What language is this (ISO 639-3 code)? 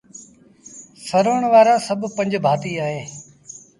sbn